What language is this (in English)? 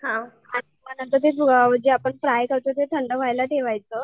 Marathi